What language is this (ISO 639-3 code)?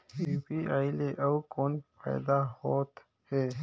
hne